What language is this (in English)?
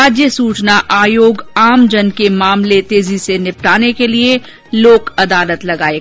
Hindi